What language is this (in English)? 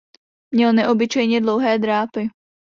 Czech